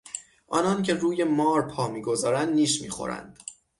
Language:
Persian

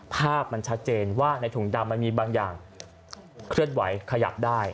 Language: Thai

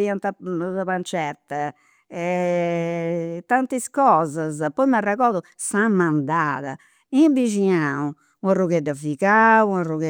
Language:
Campidanese Sardinian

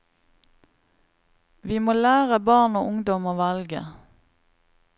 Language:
Norwegian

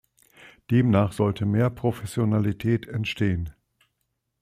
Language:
German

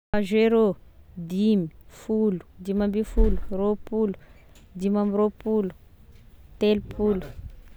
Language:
Tesaka Malagasy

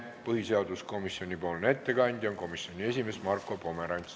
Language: Estonian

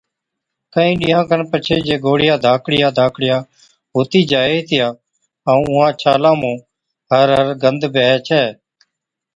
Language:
Od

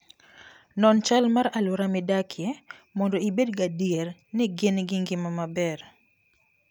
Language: Luo (Kenya and Tanzania)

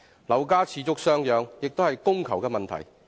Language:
Cantonese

